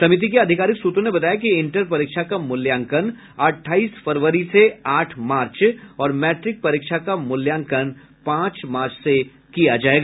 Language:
Hindi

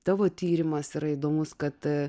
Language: Lithuanian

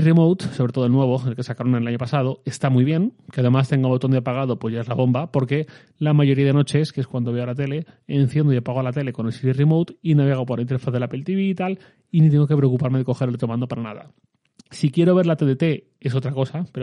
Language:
Spanish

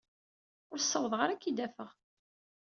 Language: Kabyle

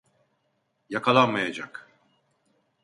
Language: Turkish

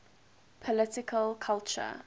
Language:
English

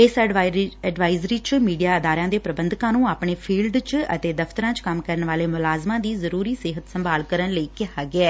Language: Punjabi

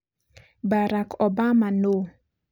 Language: Kikuyu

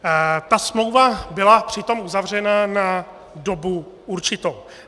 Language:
Czech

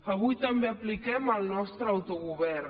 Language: Catalan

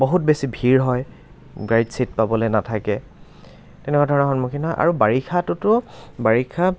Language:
Assamese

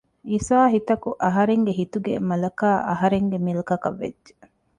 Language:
Divehi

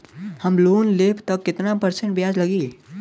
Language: Bhojpuri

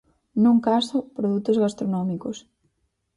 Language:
Galician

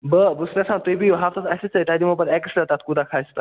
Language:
Kashmiri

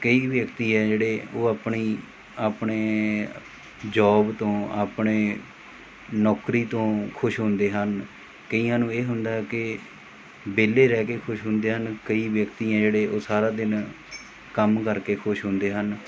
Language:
Punjabi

